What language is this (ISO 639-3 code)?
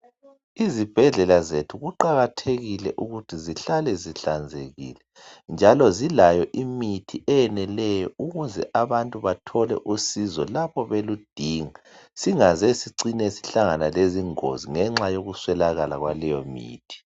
nde